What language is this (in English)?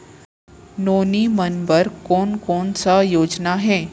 Chhattisgarhi